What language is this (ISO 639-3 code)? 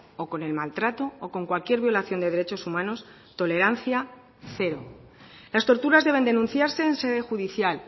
spa